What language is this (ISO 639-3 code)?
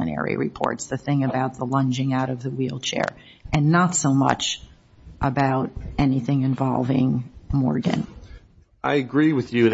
eng